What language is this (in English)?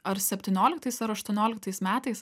Lithuanian